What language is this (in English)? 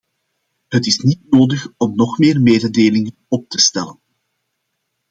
Dutch